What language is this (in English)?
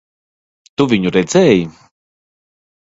Latvian